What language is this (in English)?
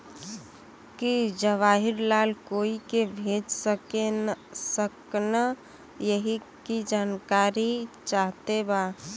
Bhojpuri